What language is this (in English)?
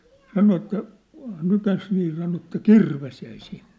Finnish